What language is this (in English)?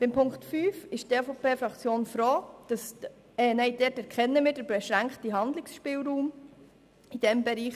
Swiss German